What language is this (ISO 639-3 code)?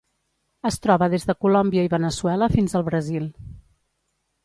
cat